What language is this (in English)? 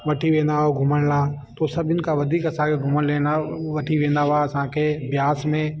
Sindhi